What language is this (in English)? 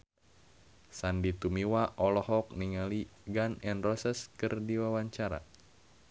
Sundanese